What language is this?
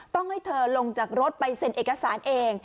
Thai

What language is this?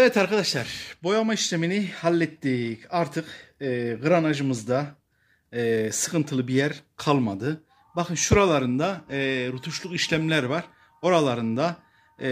Turkish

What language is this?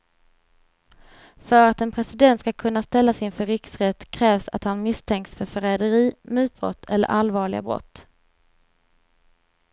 Swedish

